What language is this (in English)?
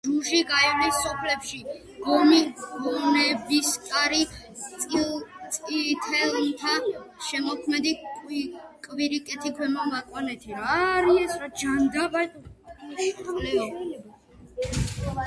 Georgian